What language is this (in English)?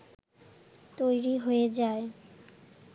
Bangla